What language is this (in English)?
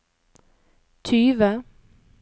Norwegian